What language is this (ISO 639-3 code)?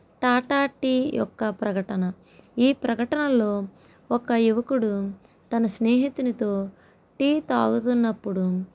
tel